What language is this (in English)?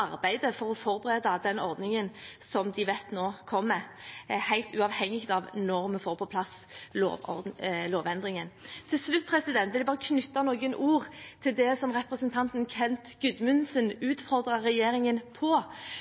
Norwegian Bokmål